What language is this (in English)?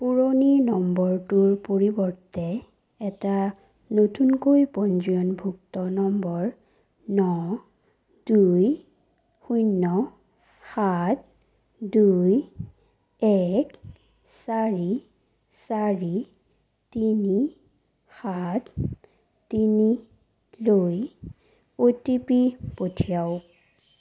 Assamese